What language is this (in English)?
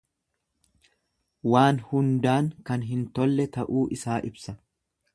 Oromo